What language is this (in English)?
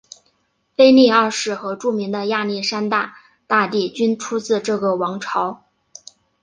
Chinese